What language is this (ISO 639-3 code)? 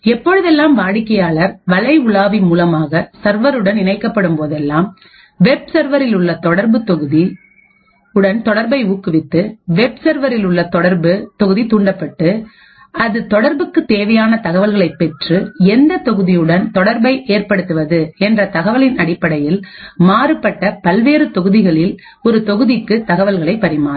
tam